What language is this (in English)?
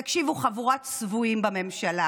Hebrew